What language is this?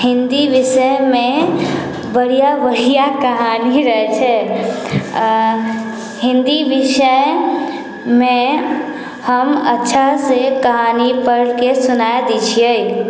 Maithili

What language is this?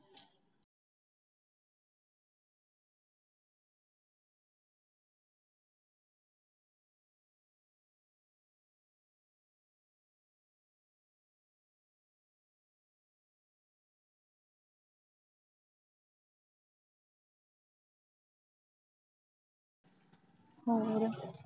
Punjabi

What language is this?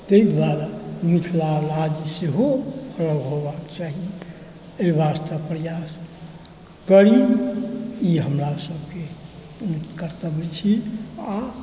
Maithili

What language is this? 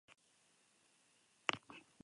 Basque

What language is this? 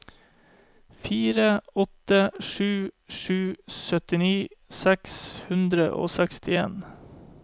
Norwegian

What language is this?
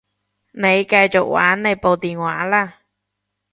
Cantonese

